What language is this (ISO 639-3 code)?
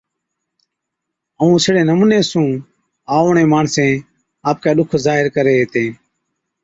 odk